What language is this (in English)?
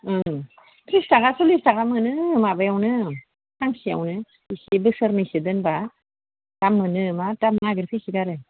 Bodo